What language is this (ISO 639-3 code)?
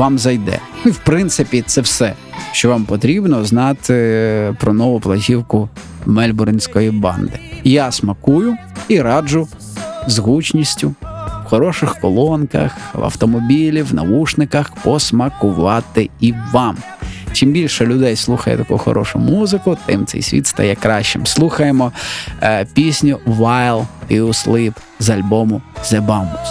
ukr